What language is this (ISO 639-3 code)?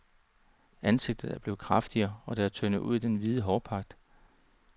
dan